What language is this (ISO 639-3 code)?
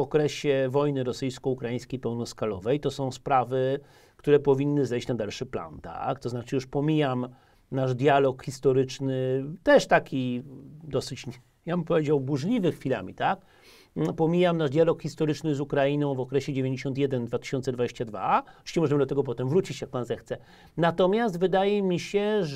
pol